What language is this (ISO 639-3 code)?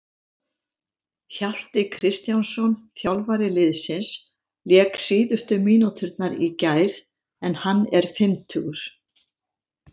isl